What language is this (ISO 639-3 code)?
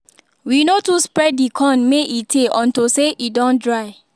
pcm